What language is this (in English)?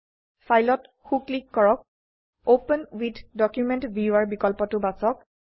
Assamese